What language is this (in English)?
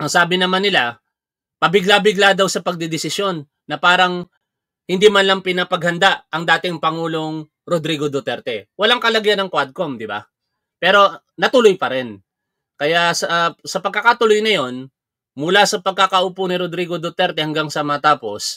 Filipino